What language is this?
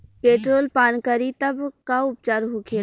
Bhojpuri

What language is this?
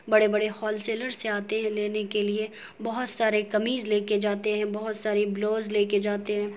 Urdu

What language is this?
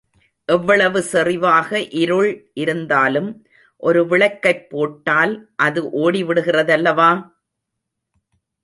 Tamil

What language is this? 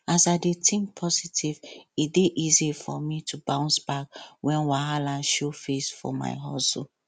Nigerian Pidgin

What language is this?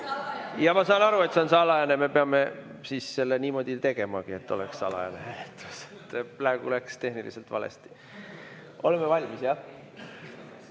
Estonian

